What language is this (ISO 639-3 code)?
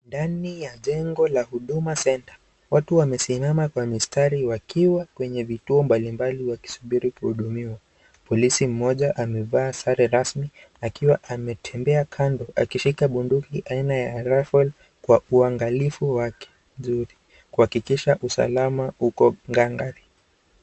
swa